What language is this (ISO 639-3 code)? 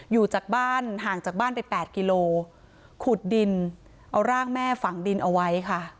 tha